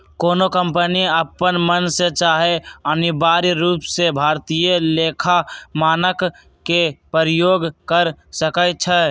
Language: Magahi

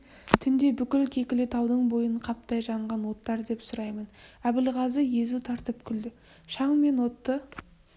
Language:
Kazakh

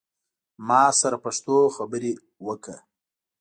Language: Pashto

